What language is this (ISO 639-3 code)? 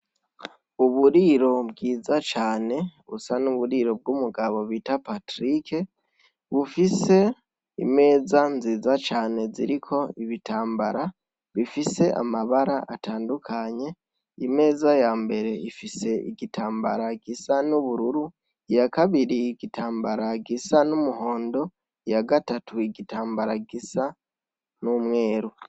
run